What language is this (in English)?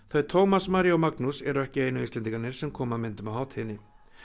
Icelandic